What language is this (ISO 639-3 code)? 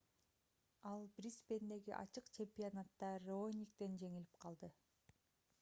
kir